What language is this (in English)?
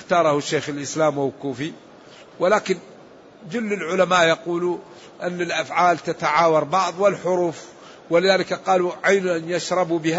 Arabic